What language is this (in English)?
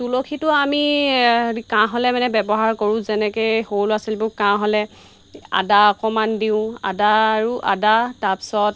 Assamese